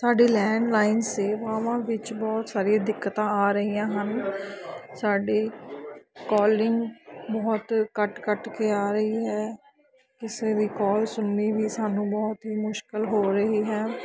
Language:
Punjabi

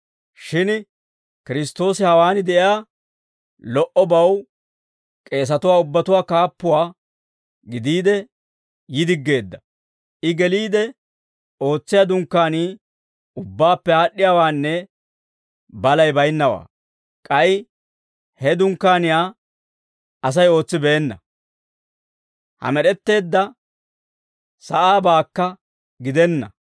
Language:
Dawro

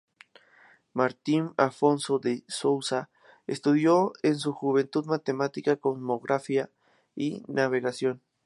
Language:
Spanish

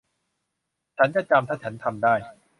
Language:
Thai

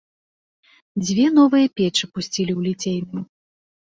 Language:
Belarusian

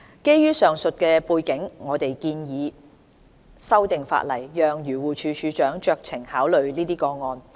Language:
Cantonese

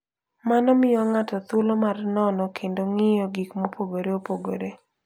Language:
Luo (Kenya and Tanzania)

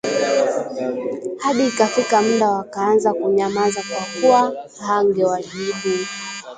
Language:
Swahili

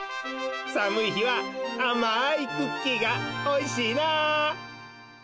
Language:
Japanese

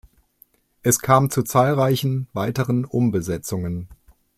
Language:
German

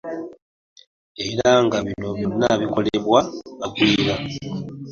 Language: Ganda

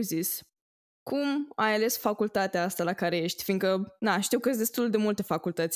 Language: Romanian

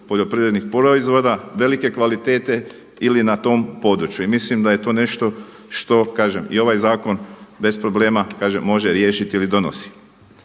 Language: Croatian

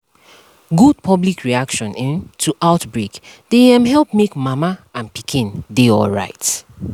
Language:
Nigerian Pidgin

